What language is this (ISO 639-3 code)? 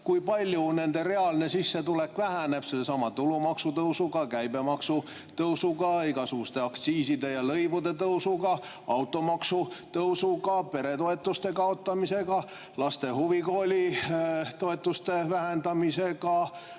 est